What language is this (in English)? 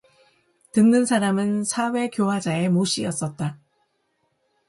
Korean